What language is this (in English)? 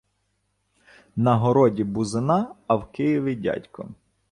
Ukrainian